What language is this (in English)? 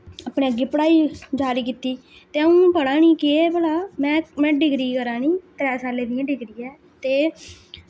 Dogri